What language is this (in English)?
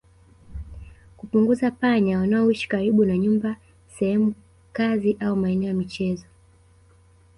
Swahili